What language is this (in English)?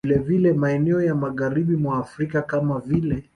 Swahili